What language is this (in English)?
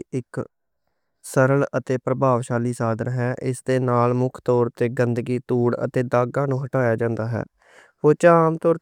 Western Panjabi